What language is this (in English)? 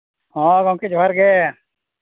Santali